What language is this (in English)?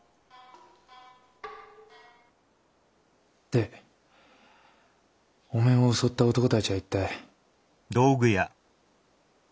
Japanese